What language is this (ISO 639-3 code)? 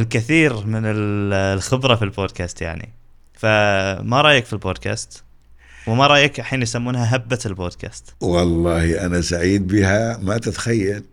ara